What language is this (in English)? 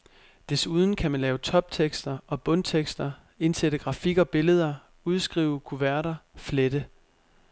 Danish